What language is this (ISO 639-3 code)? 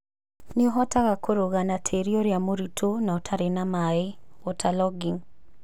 kik